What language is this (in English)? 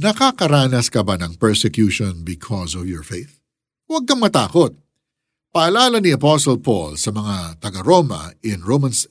Filipino